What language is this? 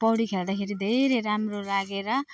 Nepali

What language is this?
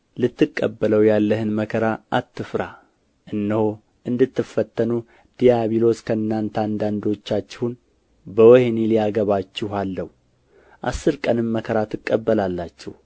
Amharic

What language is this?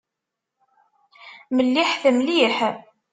Kabyle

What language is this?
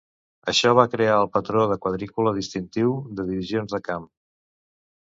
Catalan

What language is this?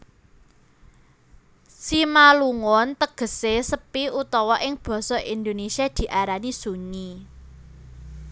Javanese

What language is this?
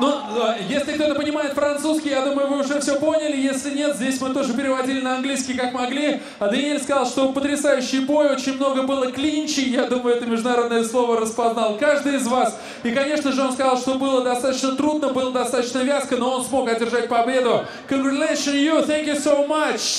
Portuguese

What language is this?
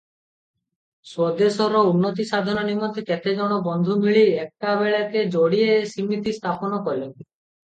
Odia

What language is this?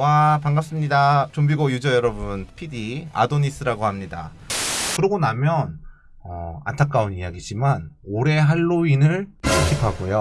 Korean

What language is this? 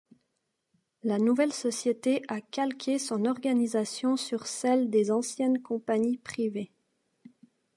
French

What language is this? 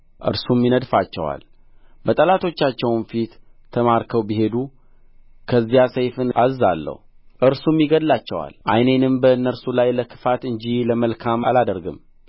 Amharic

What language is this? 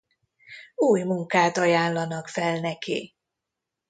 Hungarian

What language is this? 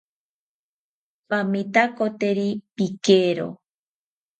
South Ucayali Ashéninka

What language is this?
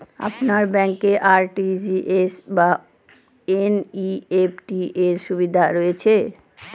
Bangla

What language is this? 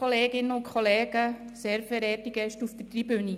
Swiss German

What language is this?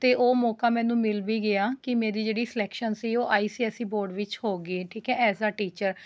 Punjabi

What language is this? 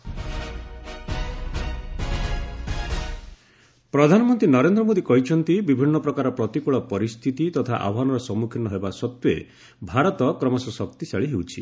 Odia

